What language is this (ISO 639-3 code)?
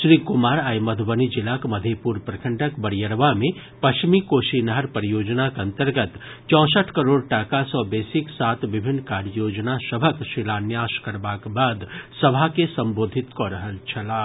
mai